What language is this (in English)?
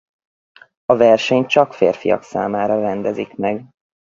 Hungarian